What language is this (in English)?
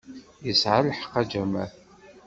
Kabyle